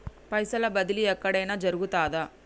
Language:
Telugu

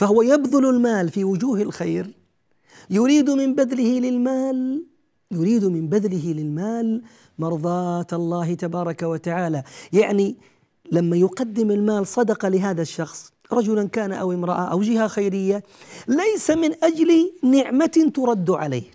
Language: Arabic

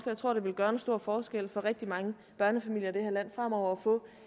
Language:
Danish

